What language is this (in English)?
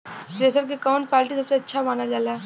Bhojpuri